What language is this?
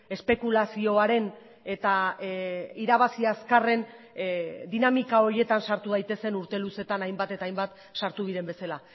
Basque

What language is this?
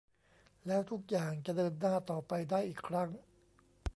Thai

